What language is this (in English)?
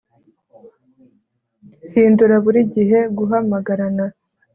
Kinyarwanda